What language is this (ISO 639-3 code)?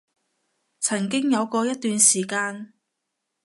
yue